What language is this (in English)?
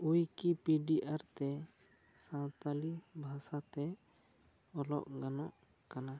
Santali